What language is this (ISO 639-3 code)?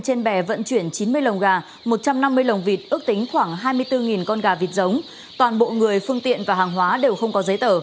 vie